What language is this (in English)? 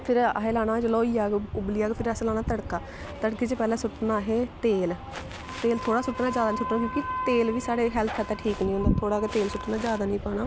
Dogri